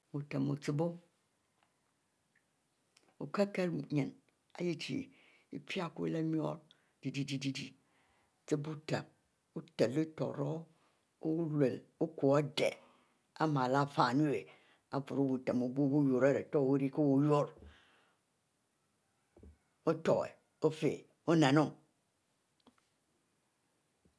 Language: Mbe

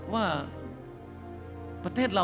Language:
Thai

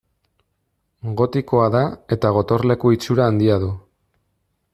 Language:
Basque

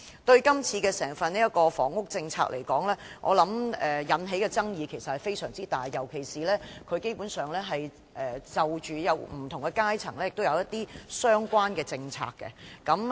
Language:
Cantonese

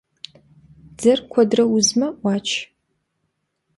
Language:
Kabardian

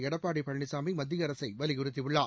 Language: Tamil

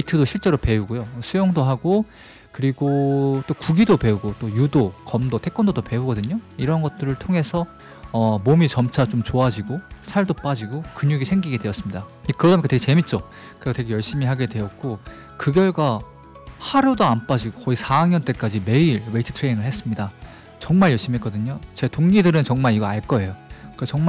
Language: Korean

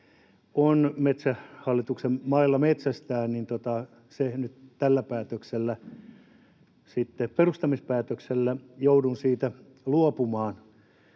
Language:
Finnish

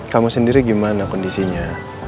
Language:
Indonesian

